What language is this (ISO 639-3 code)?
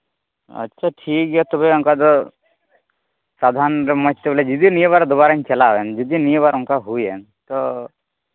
sat